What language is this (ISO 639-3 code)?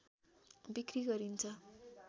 nep